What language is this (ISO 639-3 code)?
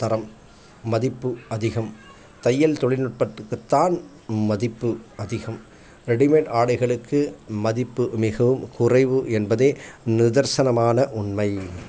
tam